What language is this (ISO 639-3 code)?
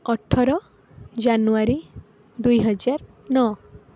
ori